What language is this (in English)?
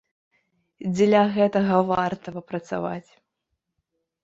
Belarusian